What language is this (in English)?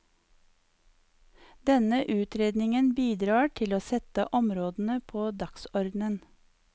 Norwegian